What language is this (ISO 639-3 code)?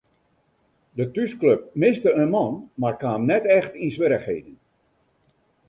fry